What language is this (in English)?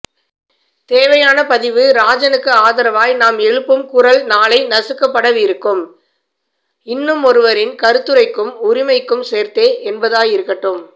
Tamil